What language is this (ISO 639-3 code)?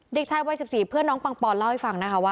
tha